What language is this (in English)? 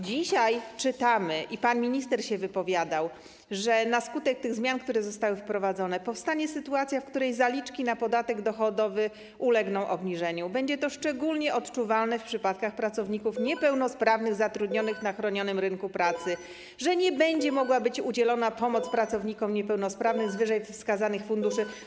Polish